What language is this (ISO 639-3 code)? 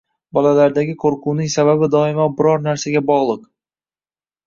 uzb